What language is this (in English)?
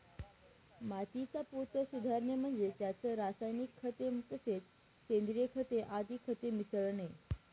Marathi